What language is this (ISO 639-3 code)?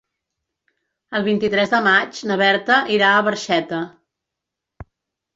cat